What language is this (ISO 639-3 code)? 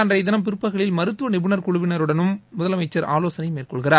tam